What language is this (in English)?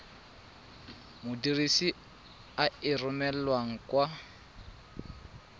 Tswana